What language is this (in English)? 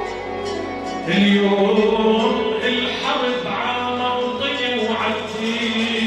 Arabic